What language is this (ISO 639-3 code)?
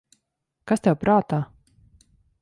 lav